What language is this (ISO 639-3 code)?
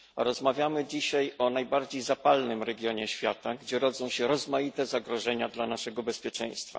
pol